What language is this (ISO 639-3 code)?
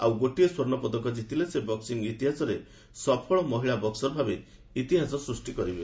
ori